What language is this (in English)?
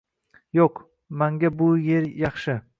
Uzbek